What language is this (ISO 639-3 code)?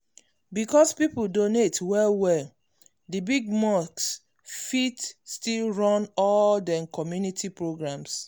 pcm